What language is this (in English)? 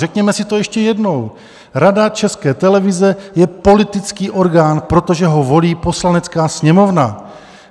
Czech